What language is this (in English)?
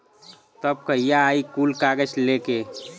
Bhojpuri